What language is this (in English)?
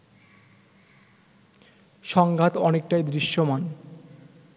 Bangla